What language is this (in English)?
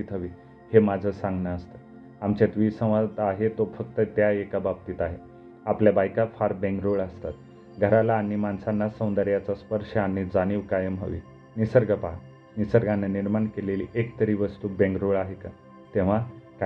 Marathi